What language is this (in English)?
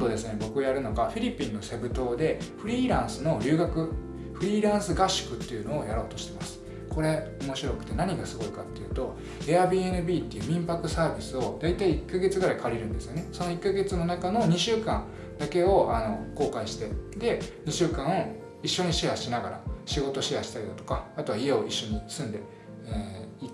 Japanese